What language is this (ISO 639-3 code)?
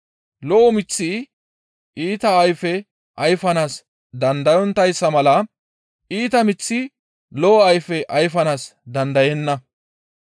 gmv